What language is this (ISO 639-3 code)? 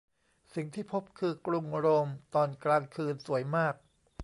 tha